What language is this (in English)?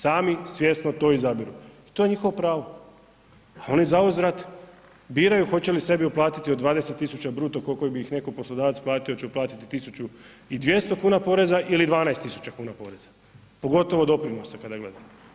Croatian